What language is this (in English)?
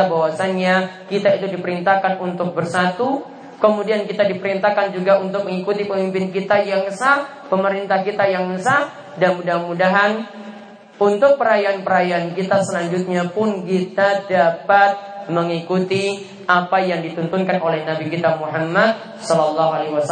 Indonesian